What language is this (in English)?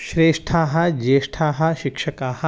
Sanskrit